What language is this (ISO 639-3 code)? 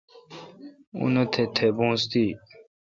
xka